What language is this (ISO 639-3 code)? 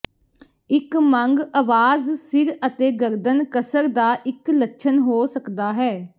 pan